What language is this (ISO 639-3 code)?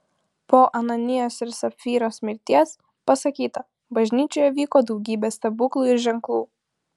lit